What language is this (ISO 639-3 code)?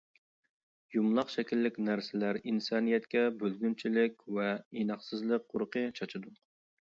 uig